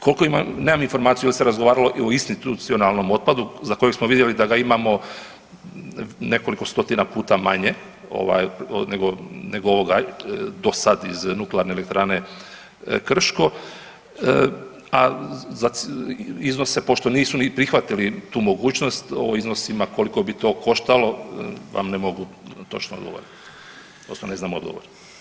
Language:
Croatian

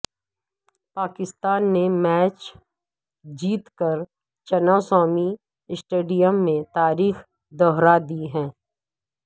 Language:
Urdu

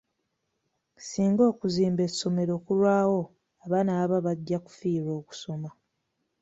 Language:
Ganda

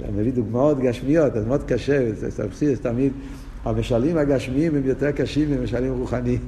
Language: Hebrew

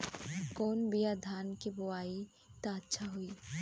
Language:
Bhojpuri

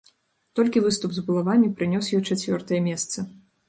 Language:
Belarusian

